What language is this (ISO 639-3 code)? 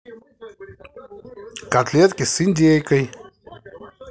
rus